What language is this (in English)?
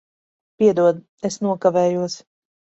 Latvian